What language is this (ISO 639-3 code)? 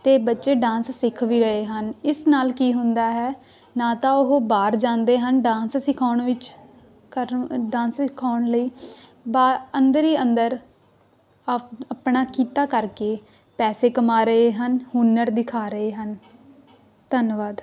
pan